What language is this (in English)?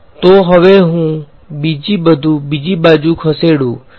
Gujarati